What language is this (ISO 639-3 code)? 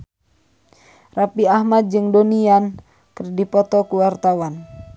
sun